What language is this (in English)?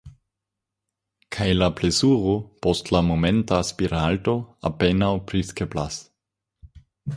Esperanto